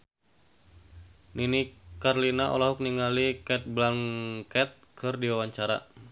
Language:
Sundanese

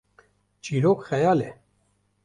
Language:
Kurdish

